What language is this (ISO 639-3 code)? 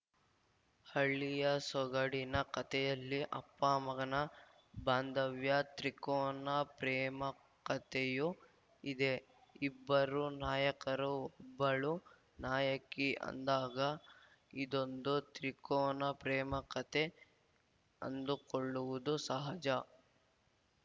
kan